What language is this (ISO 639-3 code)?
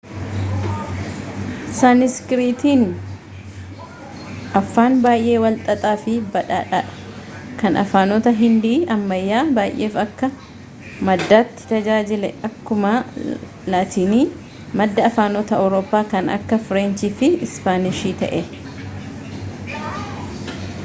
orm